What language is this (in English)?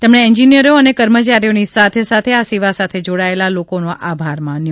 Gujarati